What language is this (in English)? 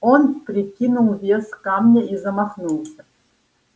Russian